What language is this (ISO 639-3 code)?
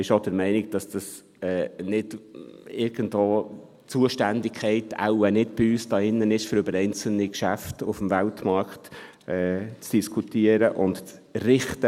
gsw